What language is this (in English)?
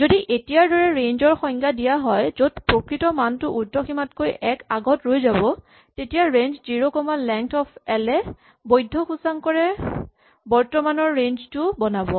Assamese